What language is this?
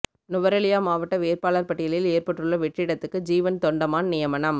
Tamil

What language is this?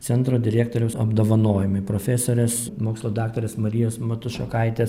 Lithuanian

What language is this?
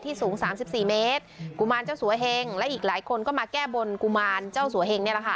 Thai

